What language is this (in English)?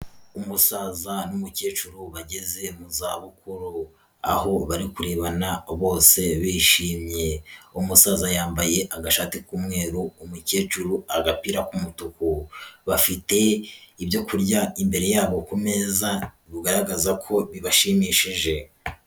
Kinyarwanda